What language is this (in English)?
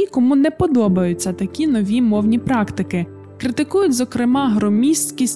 Ukrainian